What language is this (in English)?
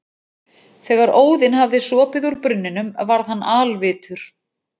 Icelandic